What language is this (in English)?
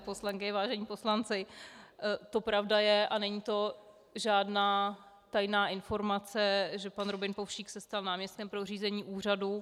Czech